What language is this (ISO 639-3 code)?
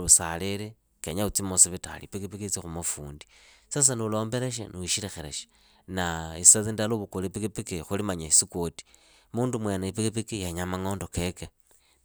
ida